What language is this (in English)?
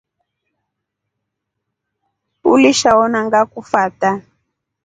Rombo